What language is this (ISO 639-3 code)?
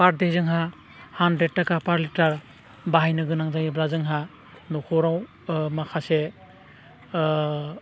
brx